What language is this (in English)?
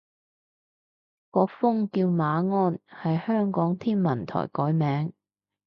Cantonese